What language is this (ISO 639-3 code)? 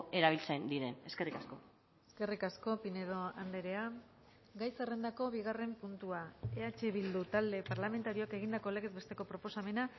eus